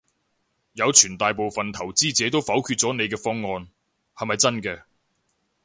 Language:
Cantonese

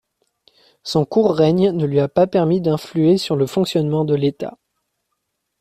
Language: French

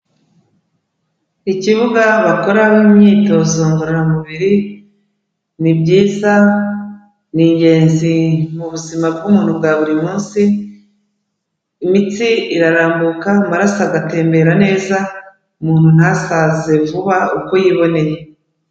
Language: Kinyarwanda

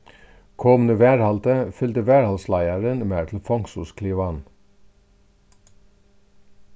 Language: Faroese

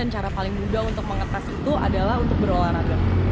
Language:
Indonesian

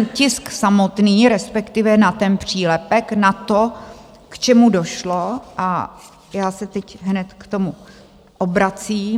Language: Czech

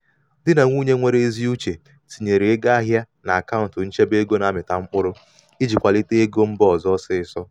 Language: Igbo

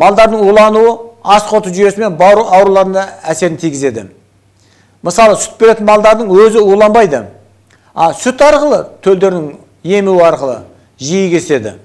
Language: Turkish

